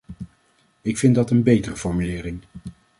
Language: Dutch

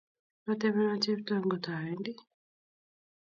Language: Kalenjin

